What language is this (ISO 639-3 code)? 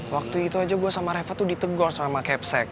ind